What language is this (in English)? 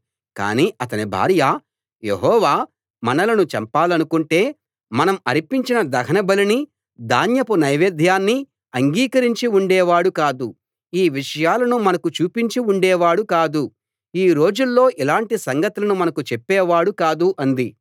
Telugu